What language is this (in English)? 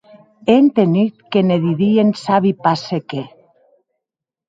Occitan